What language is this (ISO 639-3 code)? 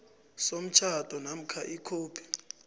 nbl